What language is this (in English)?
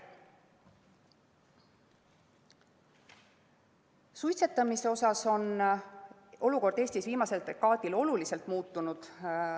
Estonian